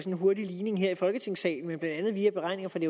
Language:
Danish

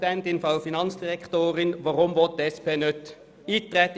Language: Swiss German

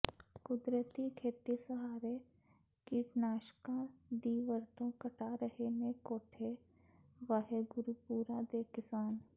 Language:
Punjabi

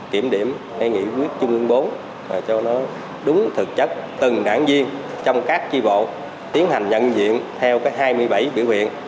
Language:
Vietnamese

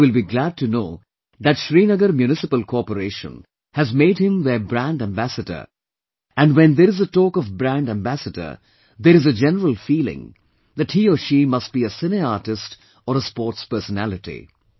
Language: English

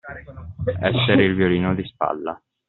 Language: Italian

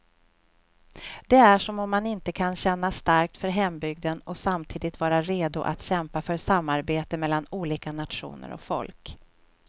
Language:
Swedish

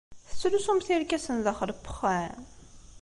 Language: Kabyle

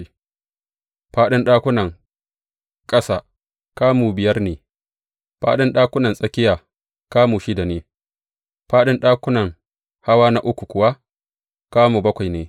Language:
Hausa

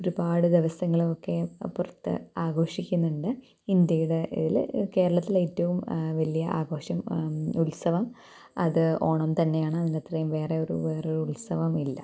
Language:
Malayalam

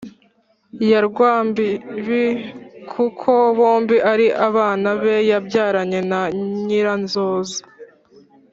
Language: Kinyarwanda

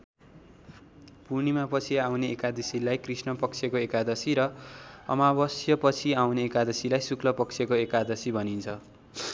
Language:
Nepali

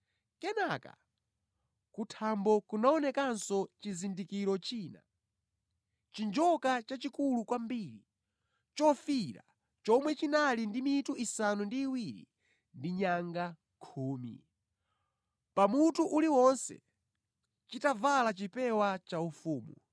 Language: Nyanja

